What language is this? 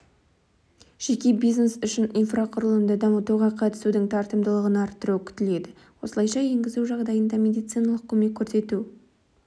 Kazakh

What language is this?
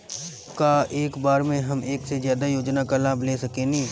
Bhojpuri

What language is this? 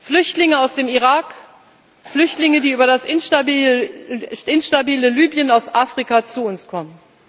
German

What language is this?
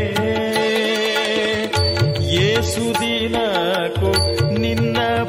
Kannada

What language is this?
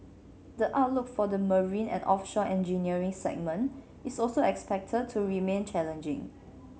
English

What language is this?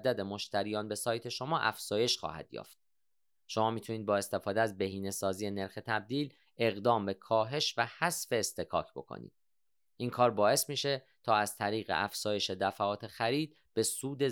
Persian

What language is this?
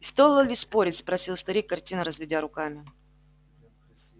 Russian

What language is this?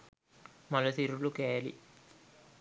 Sinhala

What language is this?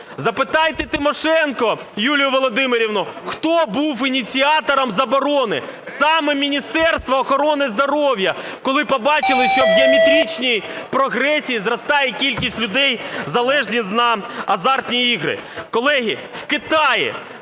Ukrainian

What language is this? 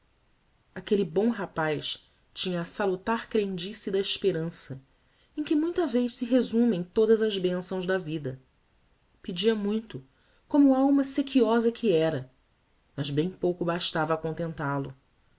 Portuguese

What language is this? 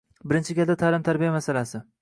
Uzbek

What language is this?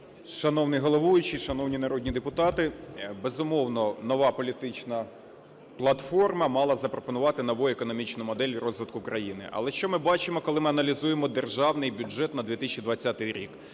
Ukrainian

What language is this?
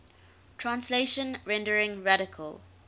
English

